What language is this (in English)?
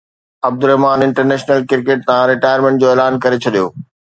Sindhi